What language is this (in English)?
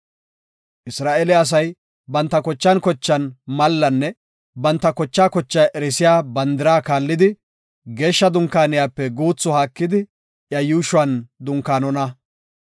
Gofa